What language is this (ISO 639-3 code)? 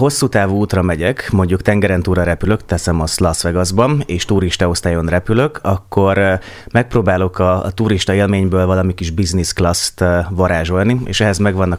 hun